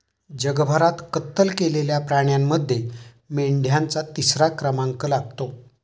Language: Marathi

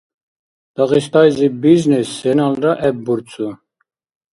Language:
Dargwa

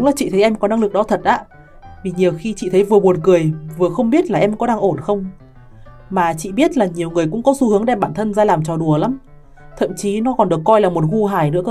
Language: Vietnamese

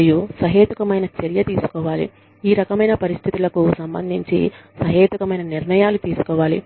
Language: Telugu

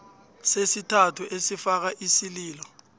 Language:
South Ndebele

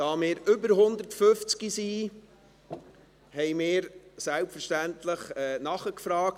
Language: Swiss German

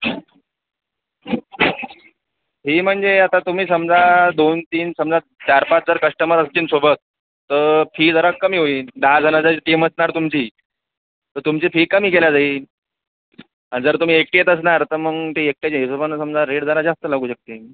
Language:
Marathi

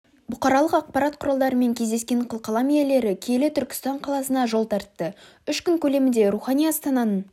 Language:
Kazakh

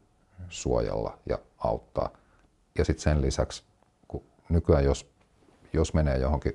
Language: Finnish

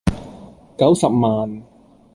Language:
Cantonese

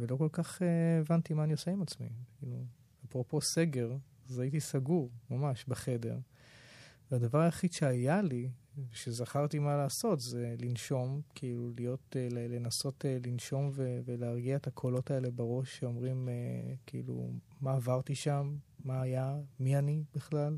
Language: Hebrew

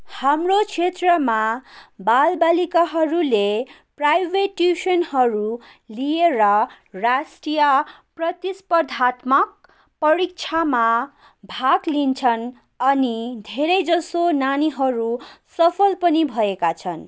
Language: Nepali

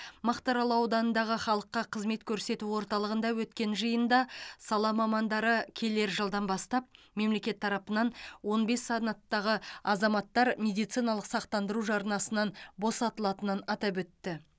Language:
Kazakh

